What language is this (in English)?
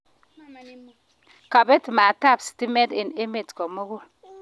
Kalenjin